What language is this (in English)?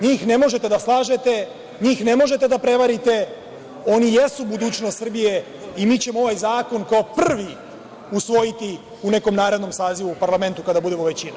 Serbian